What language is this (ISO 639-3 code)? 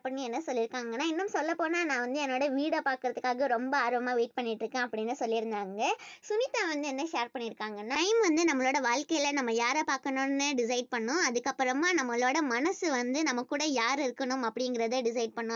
ron